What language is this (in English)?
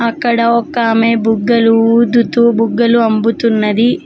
Telugu